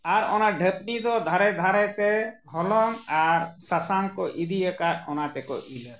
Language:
Santali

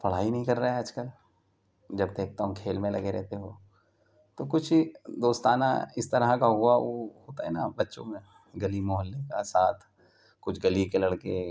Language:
Urdu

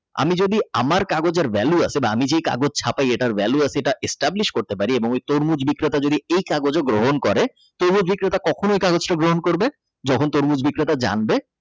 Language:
Bangla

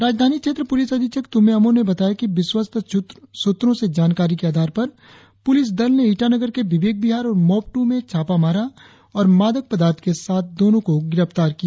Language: Hindi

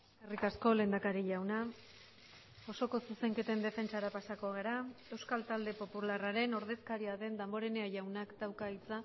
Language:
Basque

